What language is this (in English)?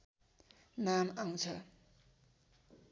Nepali